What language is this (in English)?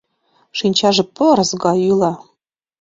Mari